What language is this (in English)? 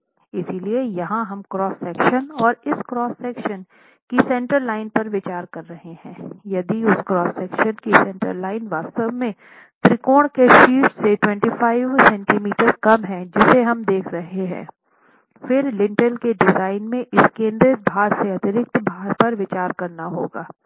Hindi